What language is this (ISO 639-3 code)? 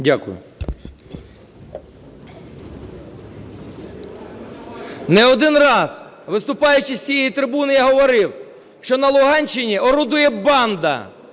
ukr